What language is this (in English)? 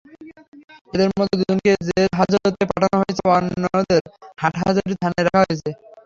Bangla